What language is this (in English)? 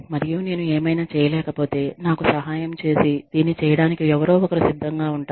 Telugu